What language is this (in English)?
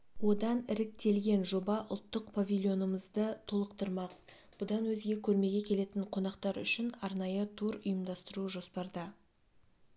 Kazakh